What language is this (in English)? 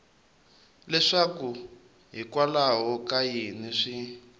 Tsonga